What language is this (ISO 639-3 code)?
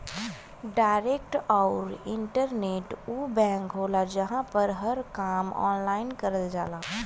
bho